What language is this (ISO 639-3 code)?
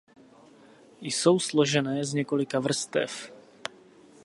ces